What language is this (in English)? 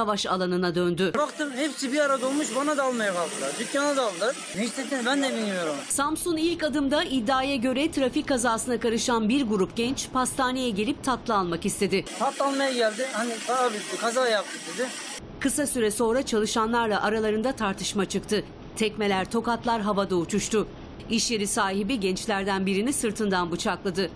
Turkish